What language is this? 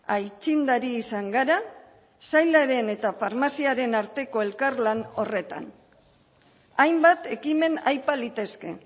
Basque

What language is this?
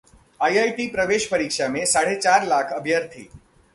Hindi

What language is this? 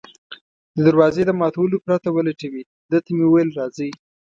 Pashto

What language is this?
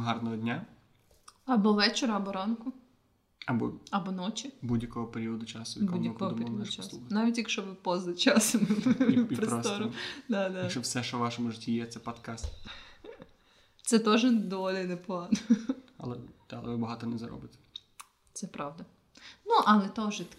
Ukrainian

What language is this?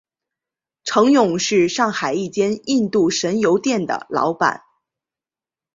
Chinese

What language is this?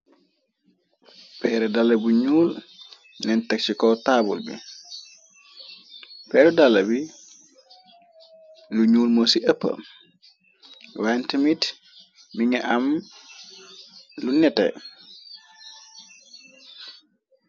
Wolof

